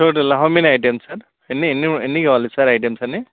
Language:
Telugu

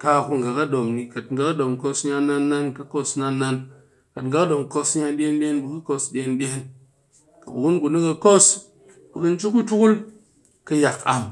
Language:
Cakfem-Mushere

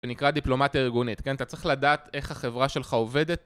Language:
Hebrew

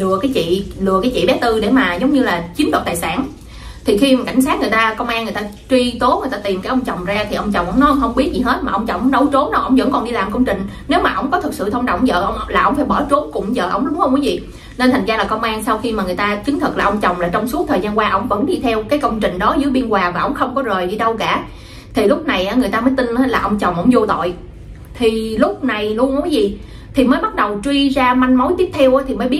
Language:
Vietnamese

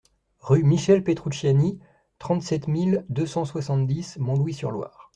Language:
French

